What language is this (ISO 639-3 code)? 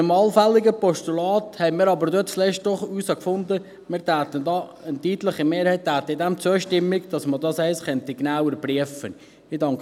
gsw